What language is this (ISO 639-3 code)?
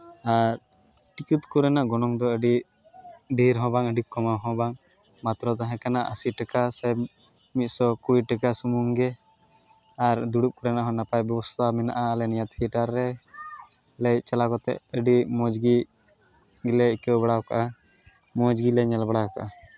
sat